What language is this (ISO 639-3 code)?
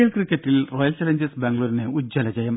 mal